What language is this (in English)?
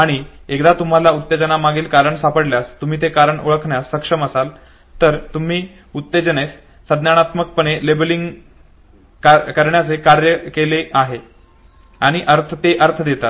Marathi